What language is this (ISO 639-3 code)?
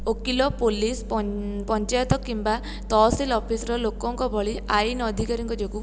ori